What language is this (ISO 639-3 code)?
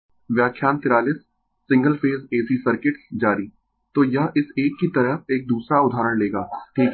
hin